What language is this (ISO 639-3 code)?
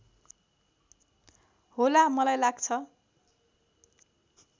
nep